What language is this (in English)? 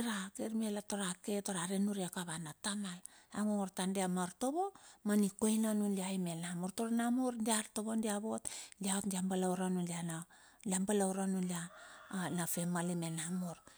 Bilur